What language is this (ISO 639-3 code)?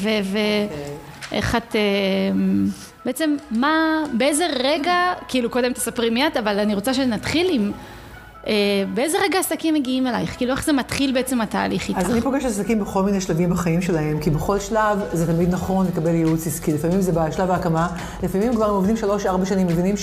heb